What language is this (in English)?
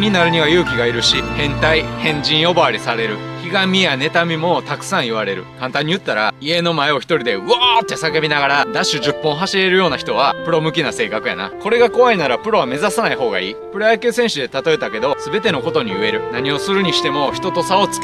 Japanese